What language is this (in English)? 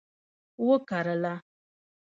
Pashto